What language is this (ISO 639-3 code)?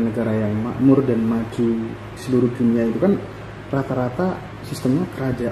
ind